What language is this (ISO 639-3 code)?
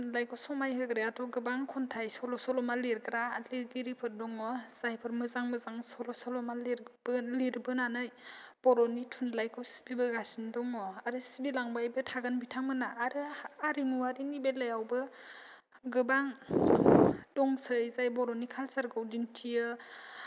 brx